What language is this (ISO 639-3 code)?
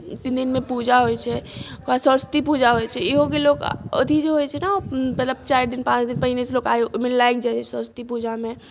mai